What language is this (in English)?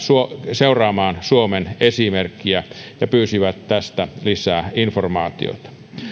Finnish